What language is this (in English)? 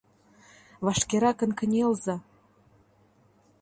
Mari